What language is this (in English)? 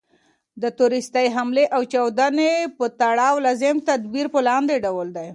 Pashto